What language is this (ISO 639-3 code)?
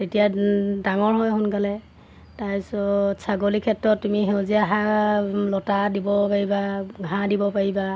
asm